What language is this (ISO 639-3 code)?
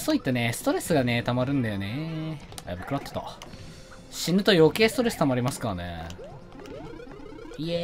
jpn